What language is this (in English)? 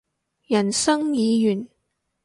Cantonese